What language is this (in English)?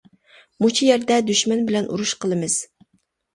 Uyghur